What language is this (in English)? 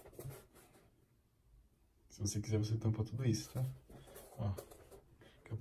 Portuguese